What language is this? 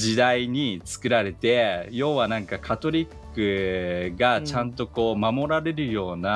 Japanese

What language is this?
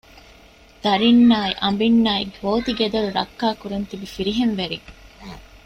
Divehi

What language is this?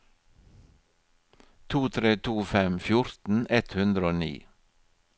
Norwegian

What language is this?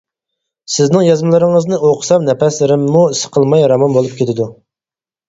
Uyghur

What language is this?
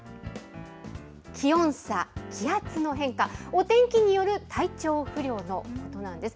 Japanese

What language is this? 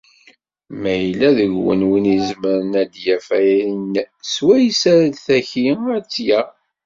Kabyle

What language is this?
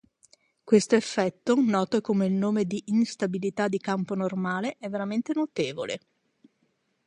Italian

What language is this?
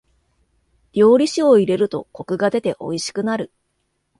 Japanese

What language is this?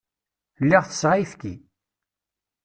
Kabyle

